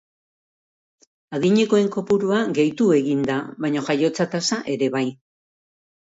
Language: Basque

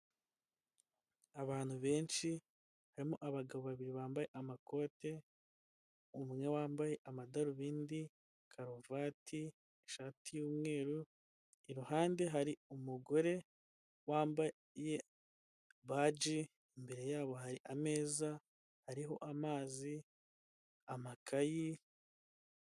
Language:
Kinyarwanda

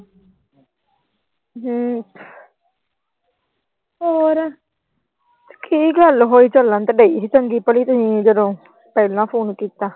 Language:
Punjabi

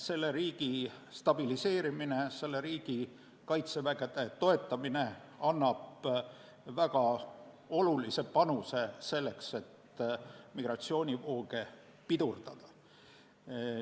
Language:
Estonian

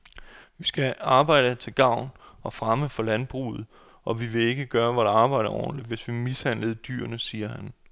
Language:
Danish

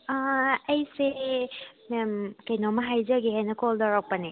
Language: Manipuri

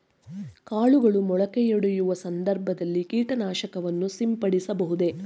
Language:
Kannada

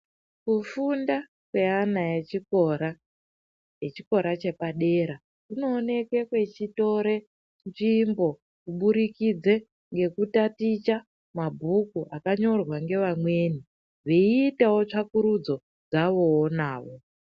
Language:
Ndau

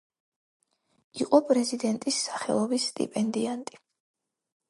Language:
Georgian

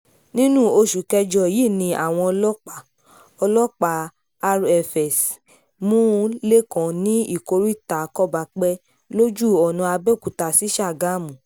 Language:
Yoruba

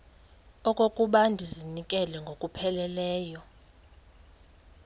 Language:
Xhosa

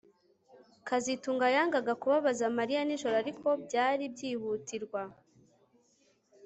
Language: Kinyarwanda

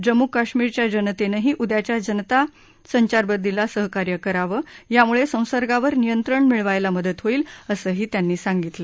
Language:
Marathi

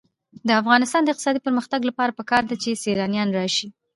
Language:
Pashto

